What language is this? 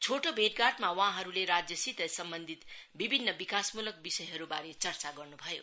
Nepali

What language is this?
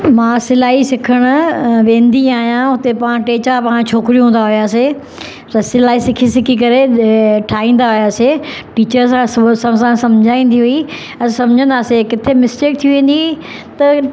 Sindhi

